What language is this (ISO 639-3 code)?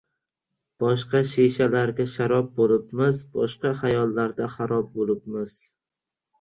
uzb